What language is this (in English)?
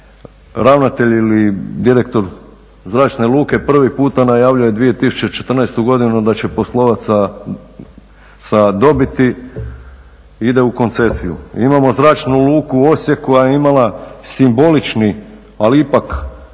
Croatian